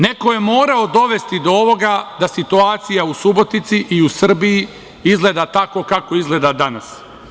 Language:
Serbian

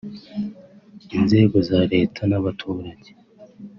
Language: Kinyarwanda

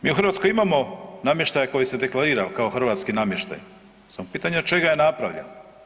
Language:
Croatian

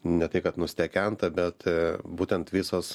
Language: Lithuanian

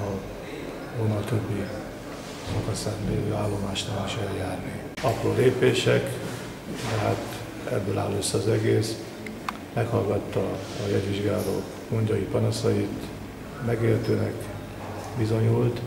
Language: Hungarian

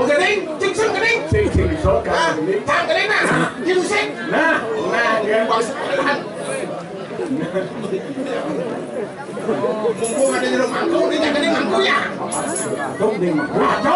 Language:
Indonesian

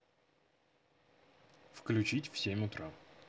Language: Russian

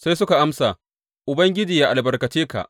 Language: Hausa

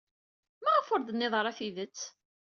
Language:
Kabyle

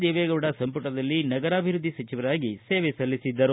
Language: Kannada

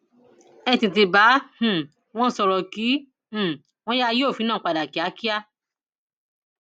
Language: Yoruba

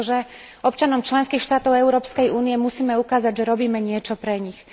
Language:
Slovak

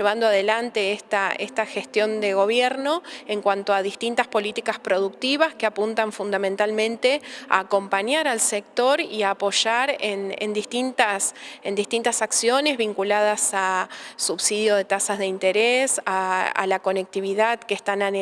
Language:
Spanish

